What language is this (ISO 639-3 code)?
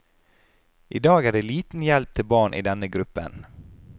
nor